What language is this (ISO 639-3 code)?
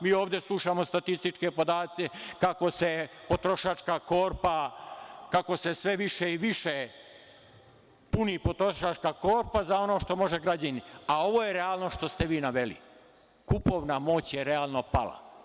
srp